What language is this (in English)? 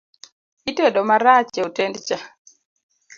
Luo (Kenya and Tanzania)